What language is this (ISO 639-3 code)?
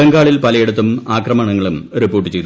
mal